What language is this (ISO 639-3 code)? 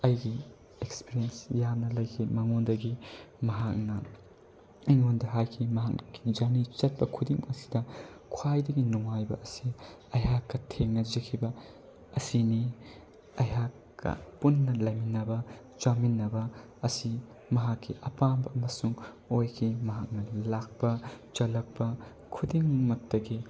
mni